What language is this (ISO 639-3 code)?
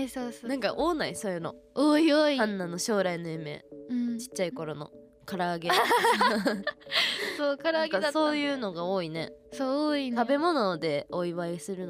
jpn